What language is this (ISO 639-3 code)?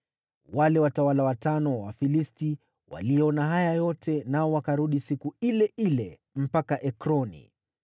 swa